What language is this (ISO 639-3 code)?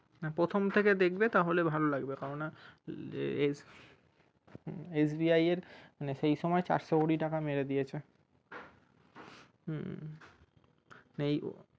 ben